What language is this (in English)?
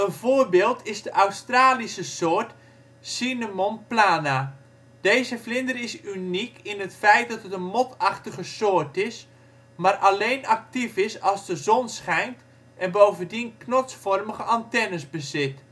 Dutch